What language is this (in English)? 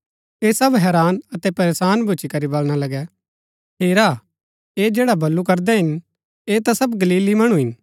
Gaddi